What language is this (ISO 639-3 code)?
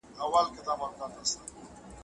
pus